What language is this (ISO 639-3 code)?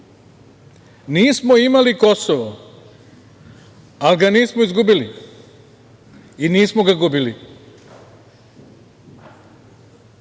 srp